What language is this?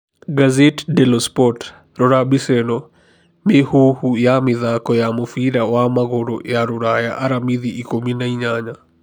Kikuyu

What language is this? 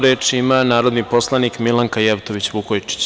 Serbian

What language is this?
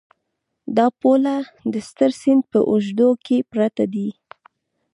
Pashto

